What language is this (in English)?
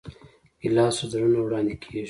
Pashto